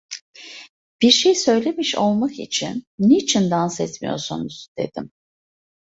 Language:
Turkish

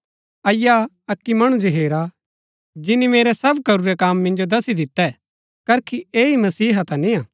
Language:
Gaddi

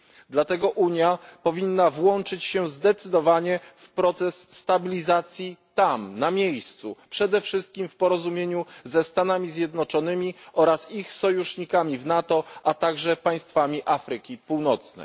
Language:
Polish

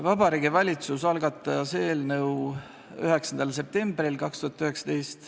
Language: Estonian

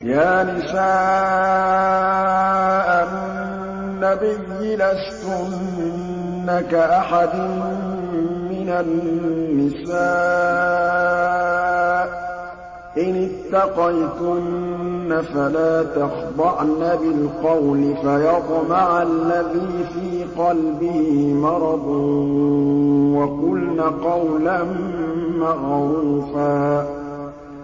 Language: Arabic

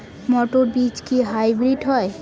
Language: Bangla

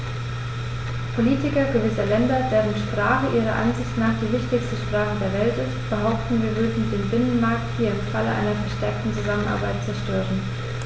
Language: German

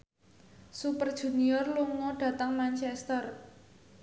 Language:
Javanese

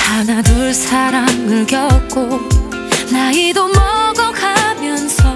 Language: Korean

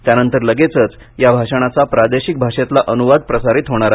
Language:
Marathi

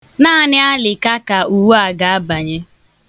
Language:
Igbo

